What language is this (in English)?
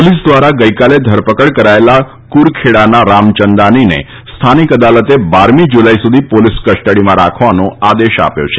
Gujarati